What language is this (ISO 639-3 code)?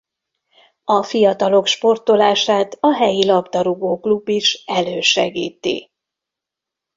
hun